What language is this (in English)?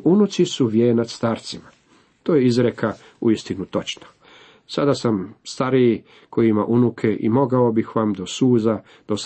Croatian